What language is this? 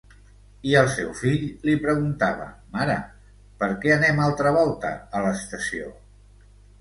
Catalan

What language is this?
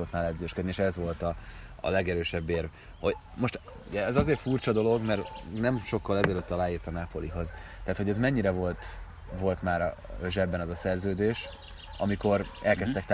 Hungarian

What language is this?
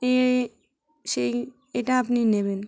Bangla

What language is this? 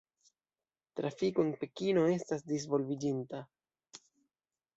Esperanto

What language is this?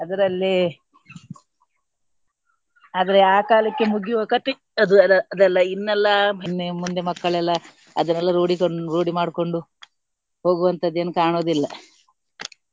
Kannada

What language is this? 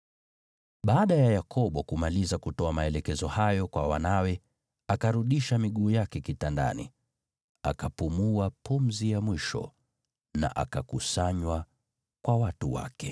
Swahili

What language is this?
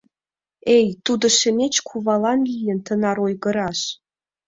Mari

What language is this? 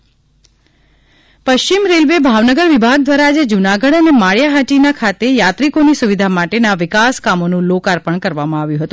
Gujarati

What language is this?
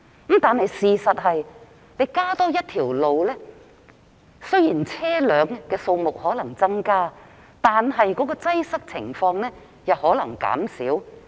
Cantonese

